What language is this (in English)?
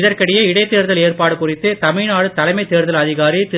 Tamil